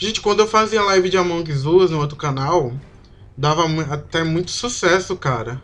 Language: Portuguese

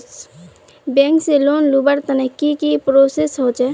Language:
Magahi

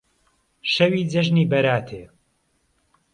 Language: Central Kurdish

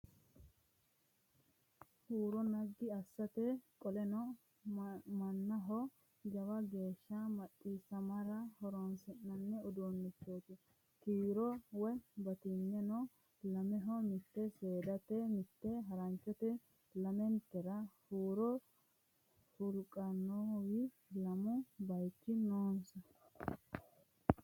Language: Sidamo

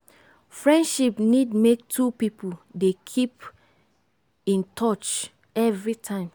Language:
Nigerian Pidgin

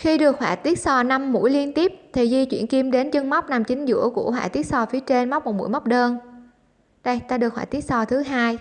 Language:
Vietnamese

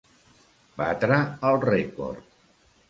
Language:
Catalan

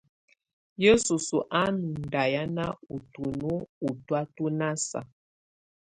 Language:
Tunen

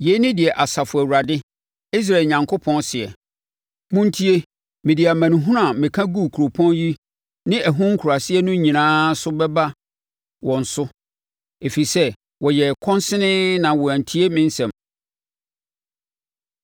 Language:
Akan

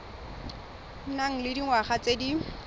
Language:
Tswana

